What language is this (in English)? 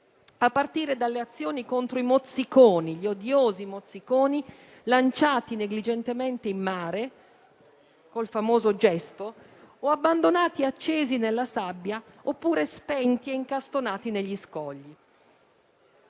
Italian